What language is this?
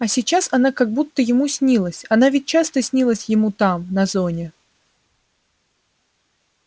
Russian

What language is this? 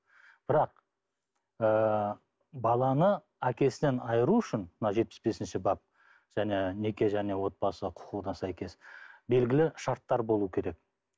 Kazakh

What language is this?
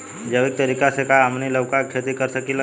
Bhojpuri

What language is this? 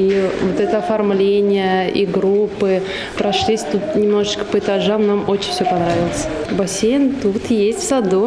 Russian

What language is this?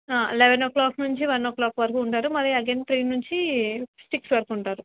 Telugu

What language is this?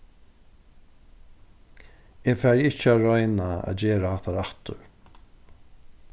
Faroese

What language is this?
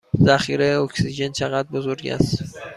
Persian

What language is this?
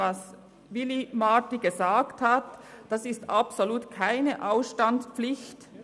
Swiss German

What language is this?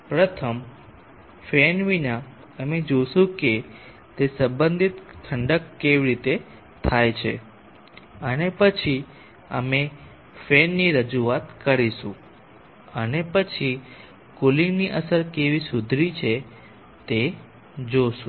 Gujarati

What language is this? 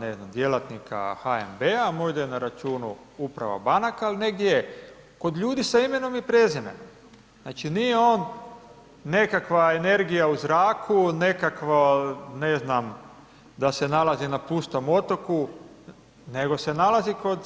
Croatian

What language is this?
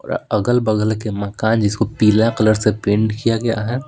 Hindi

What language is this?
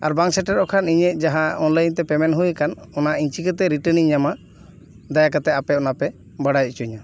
Santali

